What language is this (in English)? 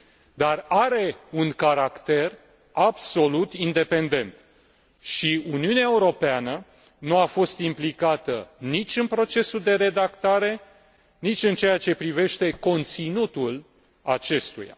Romanian